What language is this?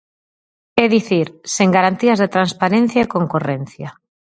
Galician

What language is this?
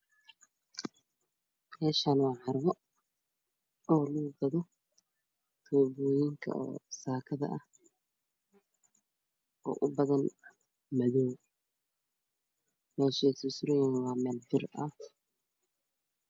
Somali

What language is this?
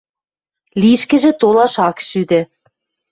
Western Mari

